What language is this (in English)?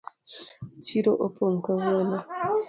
Luo (Kenya and Tanzania)